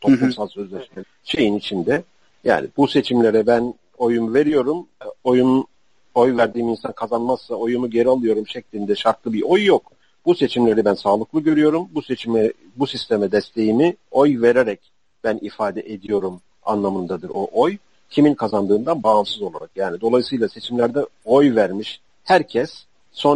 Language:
Turkish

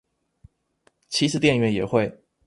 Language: Chinese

